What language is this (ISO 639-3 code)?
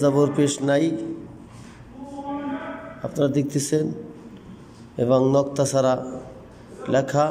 tur